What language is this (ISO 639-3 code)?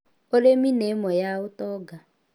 kik